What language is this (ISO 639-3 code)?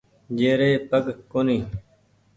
gig